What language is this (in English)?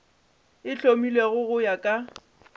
Northern Sotho